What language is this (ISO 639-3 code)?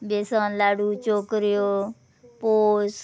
kok